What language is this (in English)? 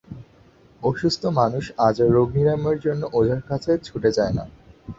Bangla